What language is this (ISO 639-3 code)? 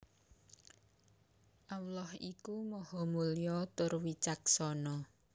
jav